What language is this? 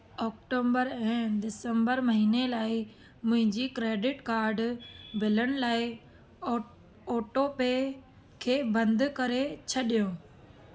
Sindhi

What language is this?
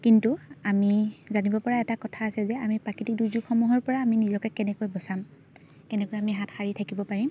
Assamese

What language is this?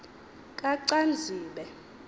Xhosa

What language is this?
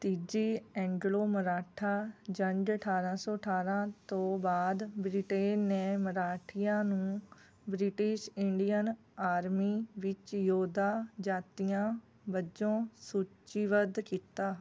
Punjabi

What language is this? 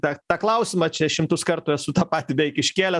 Lithuanian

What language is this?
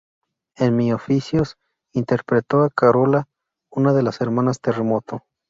Spanish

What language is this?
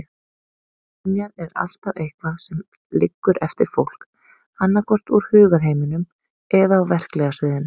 Icelandic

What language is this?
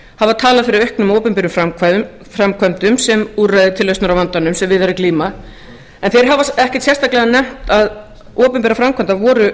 Icelandic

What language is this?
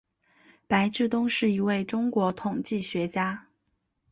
Chinese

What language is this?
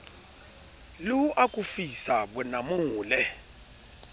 Southern Sotho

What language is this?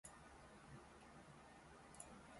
Japanese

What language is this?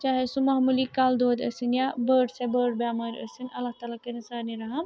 Kashmiri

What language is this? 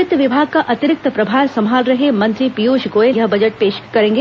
Hindi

